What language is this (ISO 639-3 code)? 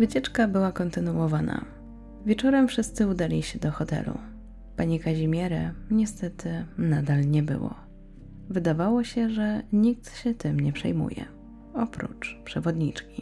pol